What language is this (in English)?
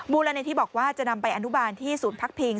Thai